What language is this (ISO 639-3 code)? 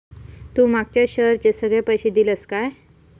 mar